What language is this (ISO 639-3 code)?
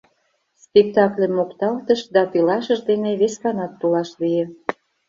chm